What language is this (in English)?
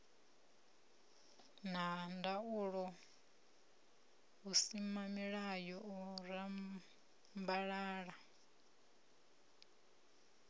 Venda